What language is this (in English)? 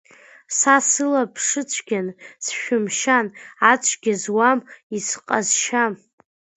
Abkhazian